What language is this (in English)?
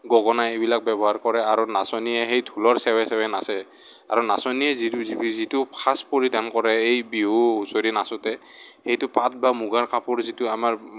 Assamese